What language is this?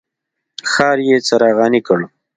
Pashto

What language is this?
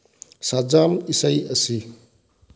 Manipuri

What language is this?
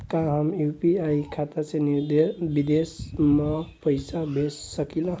Bhojpuri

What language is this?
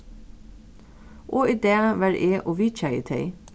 Faroese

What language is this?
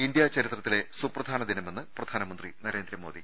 Malayalam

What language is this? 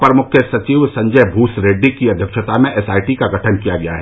Hindi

